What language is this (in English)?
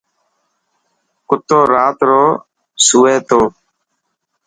Dhatki